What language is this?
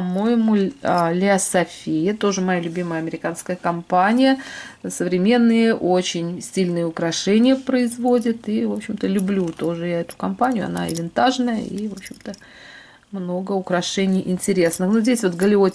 Russian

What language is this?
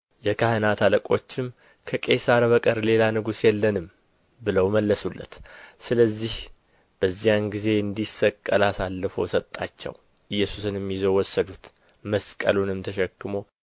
Amharic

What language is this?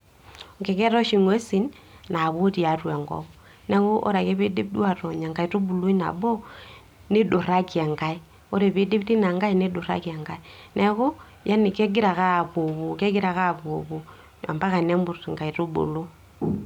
Masai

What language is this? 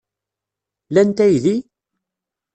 Kabyle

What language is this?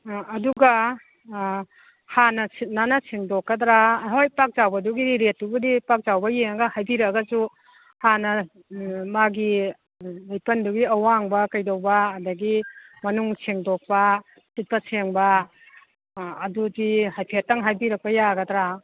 Manipuri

